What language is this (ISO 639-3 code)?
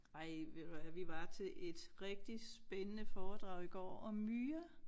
dan